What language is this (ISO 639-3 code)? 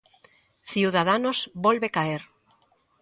glg